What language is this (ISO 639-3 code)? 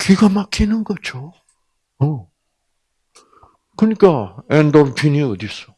kor